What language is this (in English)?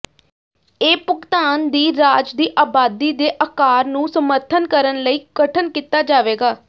Punjabi